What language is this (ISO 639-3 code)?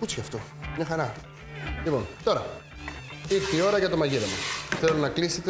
ell